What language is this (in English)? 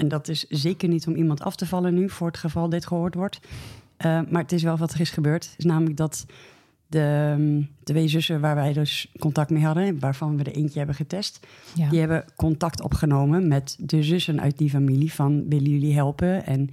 Dutch